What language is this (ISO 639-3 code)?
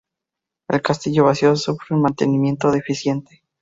spa